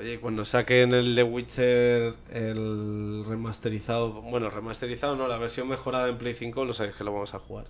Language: Spanish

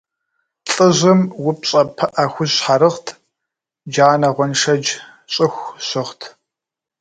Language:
Kabardian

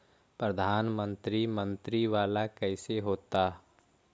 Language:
Magahi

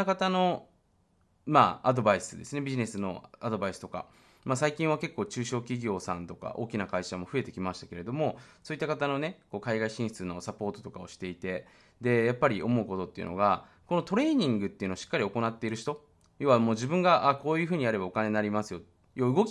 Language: Japanese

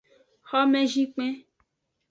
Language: Aja (Benin)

